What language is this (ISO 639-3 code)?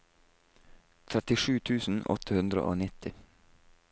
nor